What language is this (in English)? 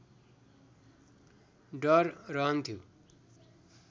Nepali